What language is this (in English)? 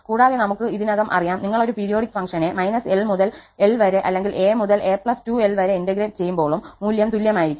Malayalam